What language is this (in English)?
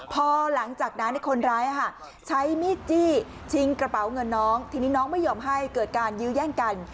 Thai